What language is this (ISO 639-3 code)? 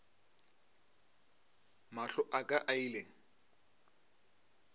nso